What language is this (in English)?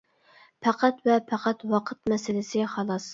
Uyghur